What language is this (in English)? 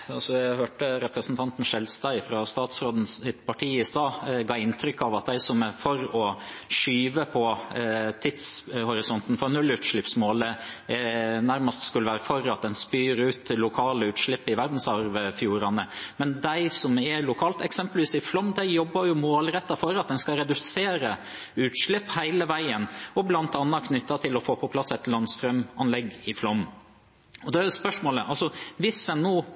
Norwegian